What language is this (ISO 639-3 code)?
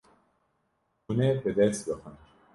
kur